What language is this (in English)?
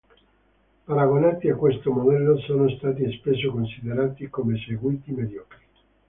Italian